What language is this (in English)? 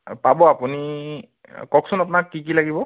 Assamese